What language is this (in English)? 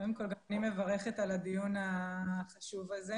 Hebrew